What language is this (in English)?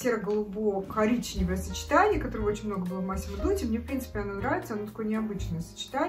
Russian